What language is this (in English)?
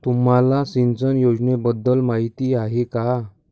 Marathi